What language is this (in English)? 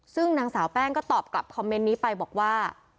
Thai